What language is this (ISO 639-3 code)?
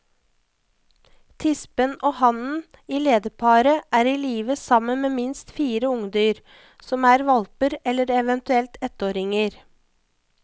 nor